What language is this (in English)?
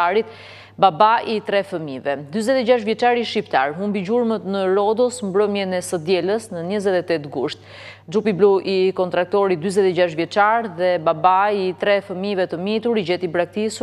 Romanian